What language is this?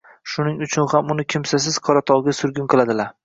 Uzbek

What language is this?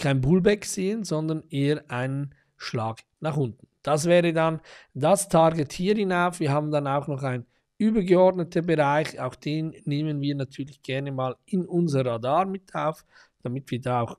German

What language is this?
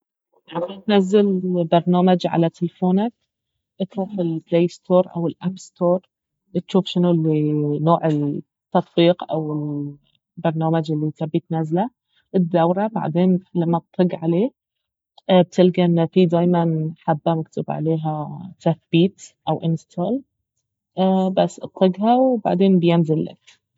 Baharna Arabic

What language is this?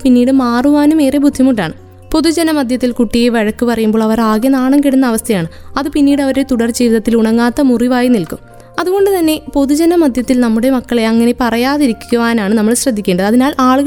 Malayalam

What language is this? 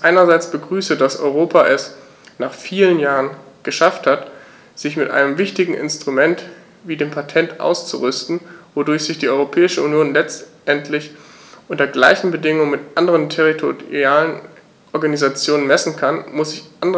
German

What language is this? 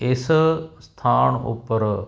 Punjabi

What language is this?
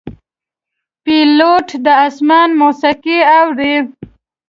Pashto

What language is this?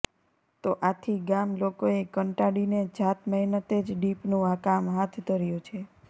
Gujarati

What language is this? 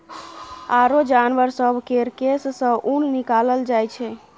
Maithili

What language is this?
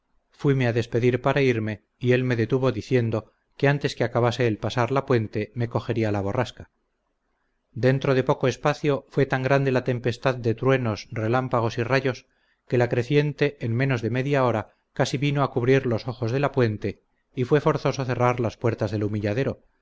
Spanish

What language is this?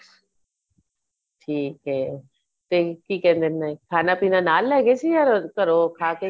Punjabi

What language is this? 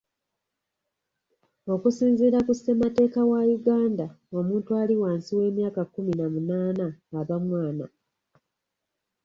Ganda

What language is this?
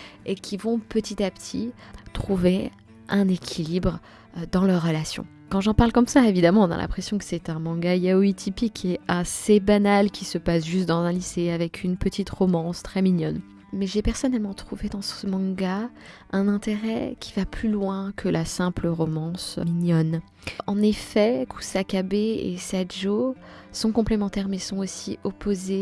French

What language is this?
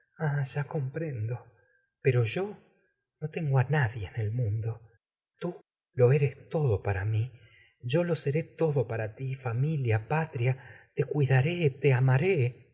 Spanish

